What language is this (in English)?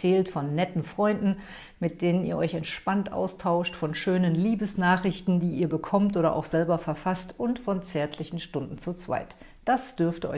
German